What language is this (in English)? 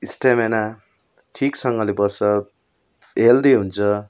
Nepali